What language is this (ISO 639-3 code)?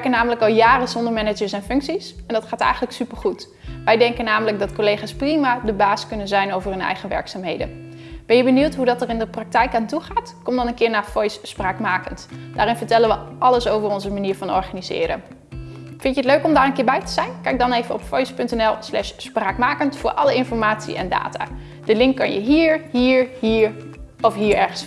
nld